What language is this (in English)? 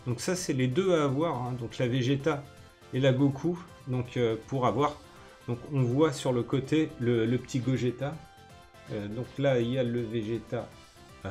French